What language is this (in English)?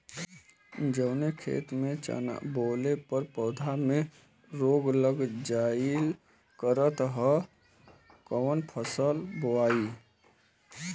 Bhojpuri